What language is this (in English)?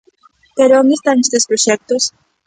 Galician